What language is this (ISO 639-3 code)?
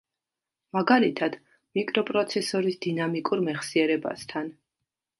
kat